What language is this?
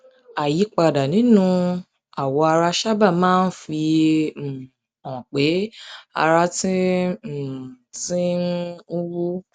Yoruba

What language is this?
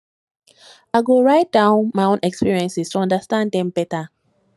Nigerian Pidgin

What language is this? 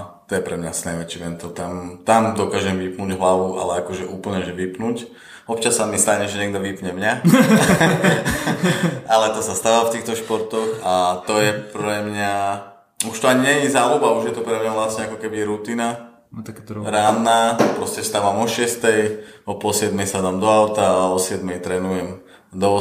Slovak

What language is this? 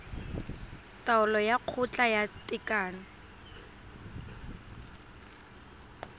Tswana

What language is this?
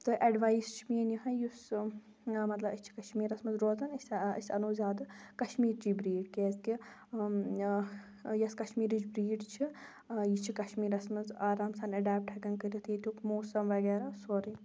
Kashmiri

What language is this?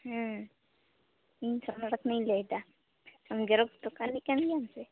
Santali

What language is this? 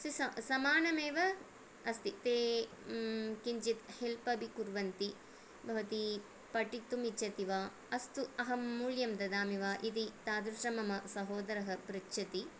Sanskrit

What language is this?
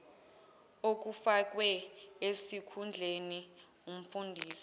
Zulu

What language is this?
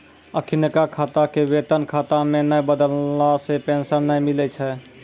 Maithili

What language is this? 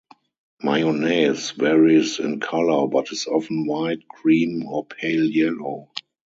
English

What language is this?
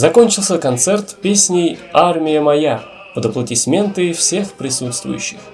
Russian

